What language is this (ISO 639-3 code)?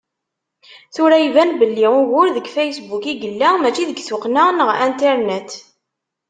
kab